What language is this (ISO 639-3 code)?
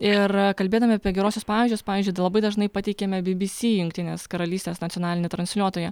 lit